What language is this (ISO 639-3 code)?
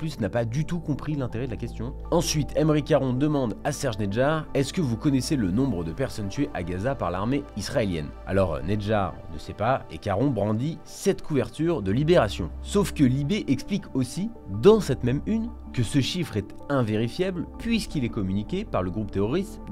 fra